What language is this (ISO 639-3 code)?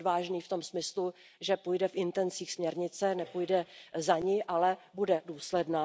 ces